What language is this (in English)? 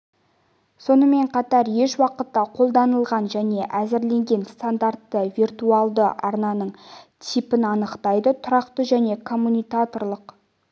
Kazakh